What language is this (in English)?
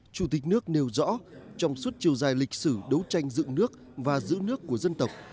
Vietnamese